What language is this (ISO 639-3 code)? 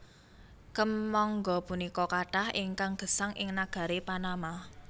jav